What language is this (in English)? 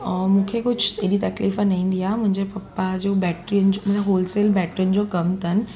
Sindhi